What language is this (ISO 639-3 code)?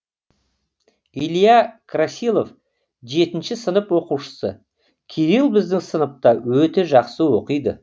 kaz